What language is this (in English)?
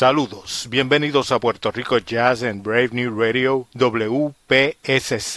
Spanish